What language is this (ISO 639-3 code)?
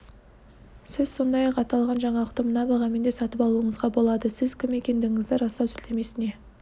kaz